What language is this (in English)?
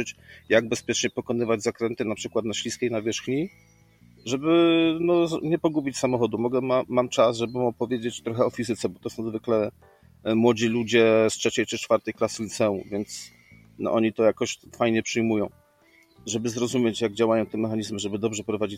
Polish